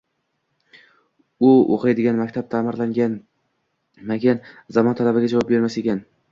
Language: Uzbek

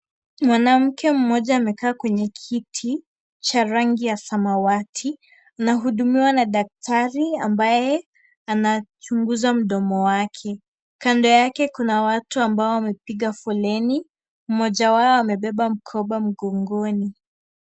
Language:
Swahili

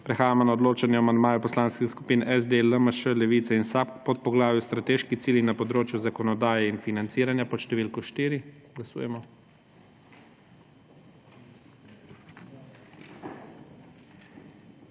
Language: Slovenian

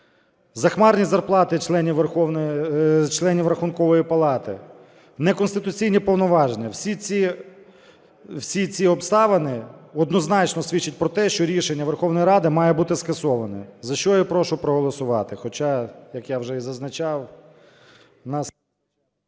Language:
Ukrainian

